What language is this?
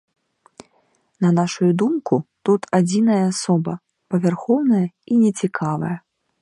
Belarusian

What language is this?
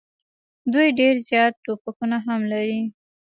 Pashto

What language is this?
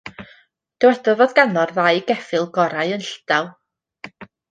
Welsh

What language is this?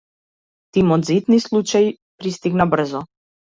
Macedonian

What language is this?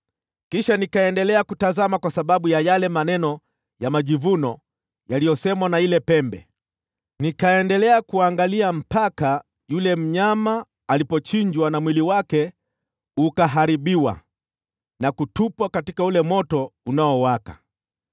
Swahili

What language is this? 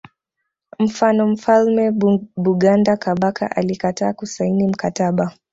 Swahili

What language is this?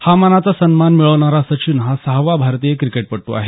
Marathi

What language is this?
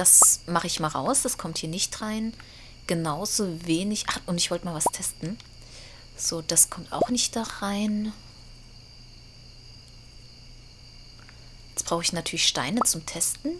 German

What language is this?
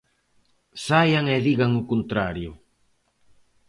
Galician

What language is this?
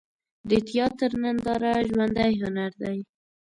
Pashto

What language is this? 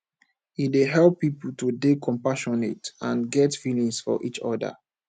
Nigerian Pidgin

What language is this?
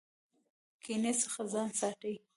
Pashto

